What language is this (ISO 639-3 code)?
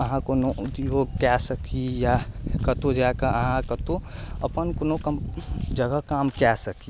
mai